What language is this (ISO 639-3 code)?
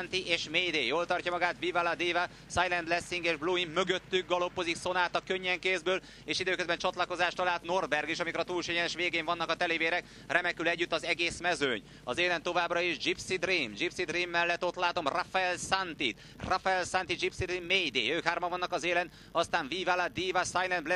hun